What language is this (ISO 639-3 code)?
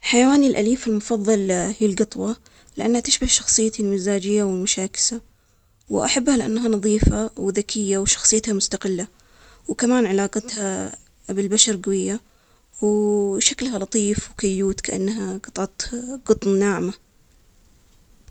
acx